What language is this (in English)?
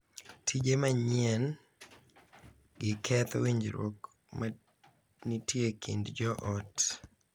Luo (Kenya and Tanzania)